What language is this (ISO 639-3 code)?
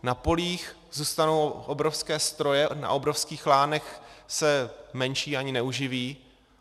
ces